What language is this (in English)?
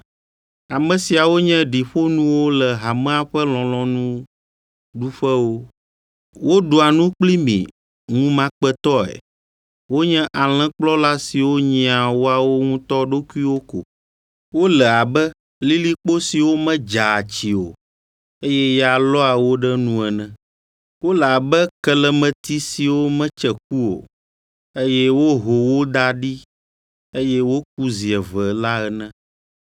Ewe